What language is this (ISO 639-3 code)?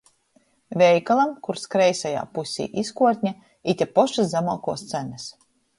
ltg